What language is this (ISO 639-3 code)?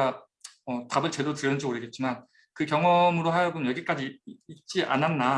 kor